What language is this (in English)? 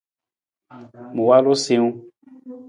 Nawdm